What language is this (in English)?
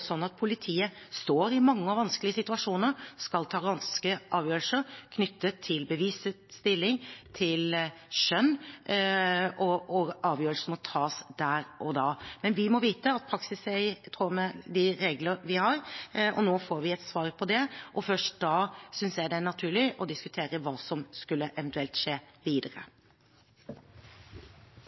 Norwegian Bokmål